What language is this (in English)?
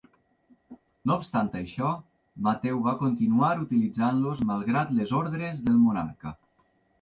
Catalan